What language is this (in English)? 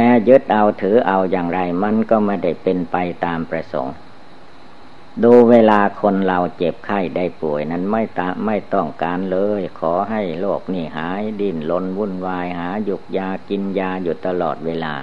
Thai